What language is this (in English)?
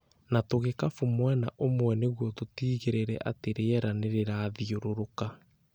Kikuyu